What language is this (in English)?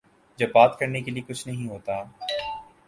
Urdu